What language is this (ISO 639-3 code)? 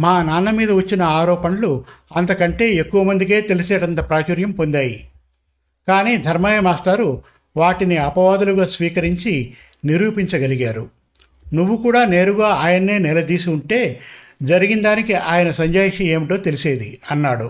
tel